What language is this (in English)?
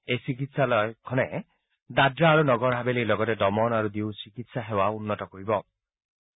Assamese